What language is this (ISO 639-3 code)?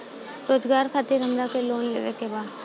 bho